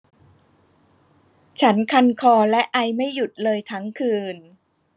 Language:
Thai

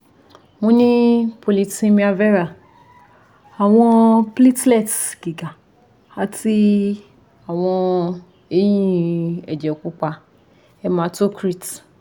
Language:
Yoruba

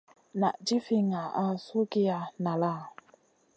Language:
Masana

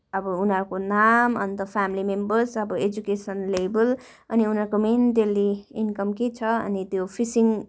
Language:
Nepali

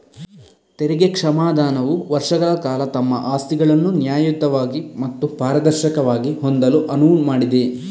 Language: Kannada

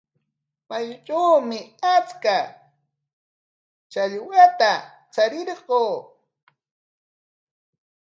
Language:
Corongo Ancash Quechua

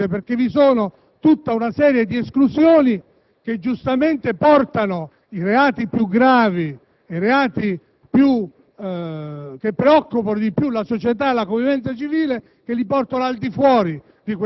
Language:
Italian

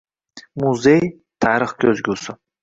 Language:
Uzbek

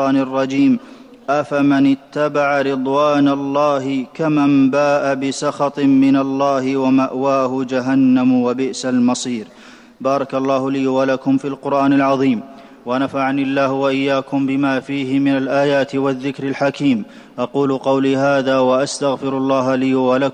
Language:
Arabic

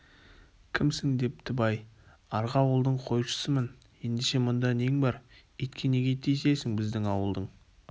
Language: Kazakh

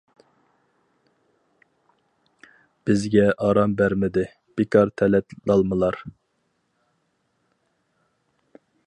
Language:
Uyghur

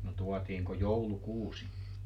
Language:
Finnish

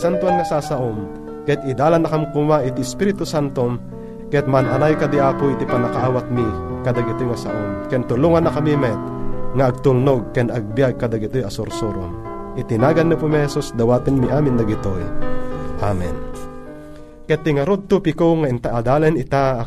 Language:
Filipino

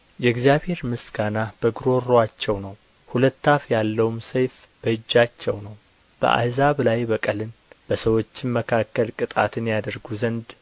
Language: Amharic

